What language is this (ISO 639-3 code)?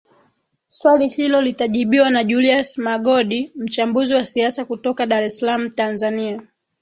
swa